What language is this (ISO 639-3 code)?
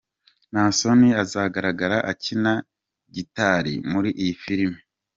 kin